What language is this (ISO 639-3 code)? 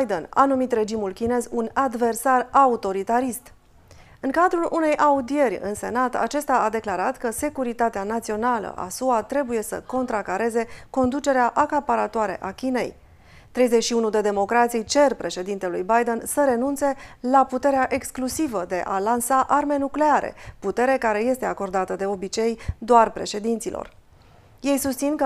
ron